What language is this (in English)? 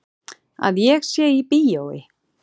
Icelandic